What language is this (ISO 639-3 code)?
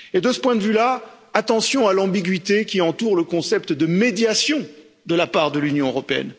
fra